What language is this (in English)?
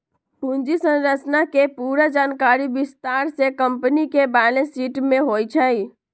Magahi